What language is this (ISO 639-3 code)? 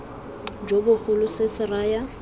tsn